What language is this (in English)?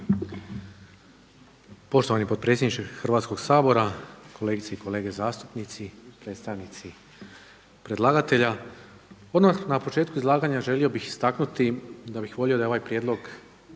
Croatian